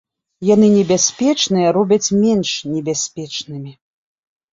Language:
Belarusian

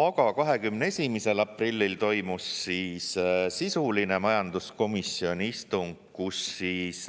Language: Estonian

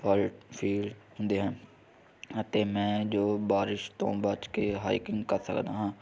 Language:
Punjabi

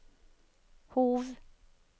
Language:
Norwegian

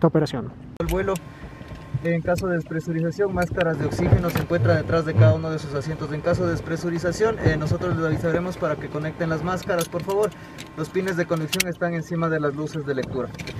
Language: Spanish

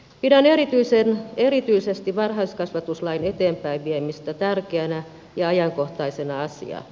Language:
Finnish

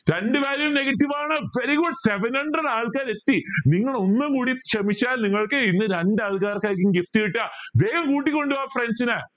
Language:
Malayalam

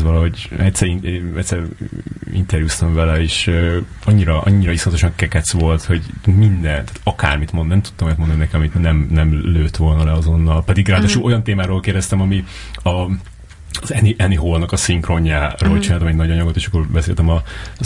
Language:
Hungarian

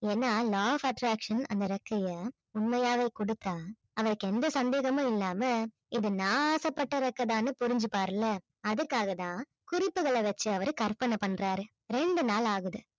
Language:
Tamil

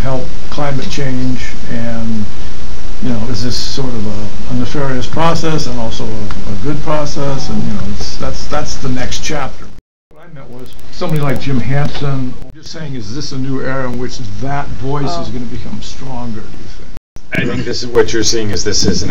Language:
English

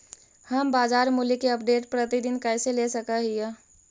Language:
Magahi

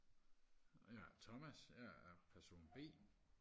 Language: Danish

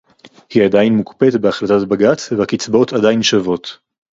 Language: Hebrew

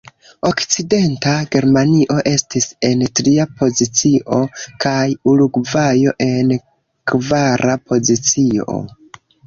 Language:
Esperanto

